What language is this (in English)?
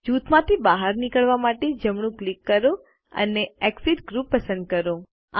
Gujarati